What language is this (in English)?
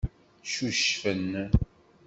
Kabyle